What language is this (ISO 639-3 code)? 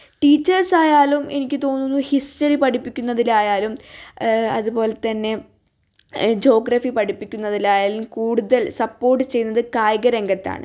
mal